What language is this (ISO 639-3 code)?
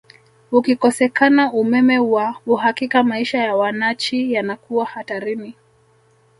swa